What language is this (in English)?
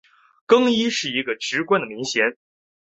Chinese